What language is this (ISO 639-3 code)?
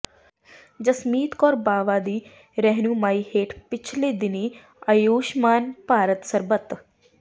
pan